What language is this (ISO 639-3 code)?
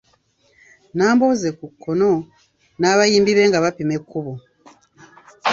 lug